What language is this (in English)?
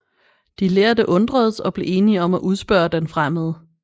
Danish